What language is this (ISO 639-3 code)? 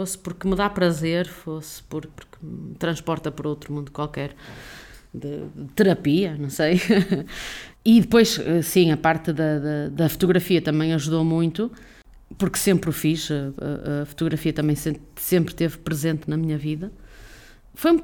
por